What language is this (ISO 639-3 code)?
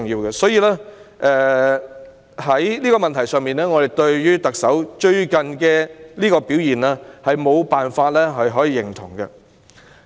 yue